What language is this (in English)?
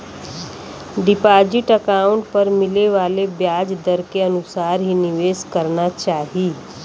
Bhojpuri